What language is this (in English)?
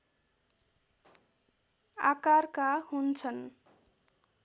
Nepali